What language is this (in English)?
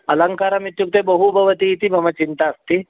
Sanskrit